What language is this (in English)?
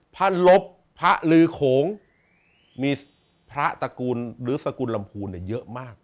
Thai